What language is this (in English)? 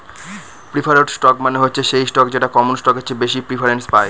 Bangla